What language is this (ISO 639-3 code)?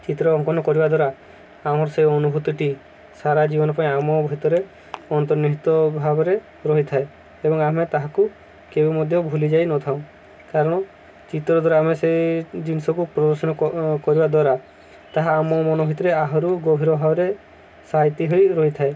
ori